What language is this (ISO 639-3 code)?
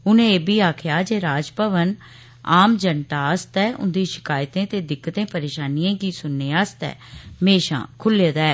doi